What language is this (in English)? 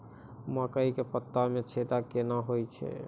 Maithili